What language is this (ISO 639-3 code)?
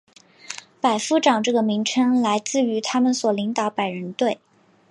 zho